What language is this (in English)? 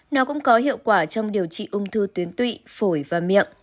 Vietnamese